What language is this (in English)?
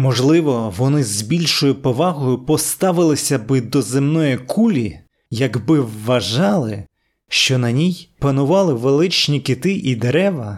Ukrainian